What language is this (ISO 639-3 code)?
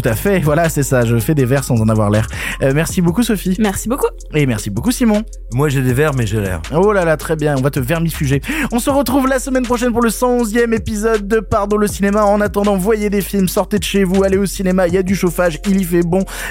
fra